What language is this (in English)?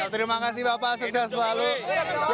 Indonesian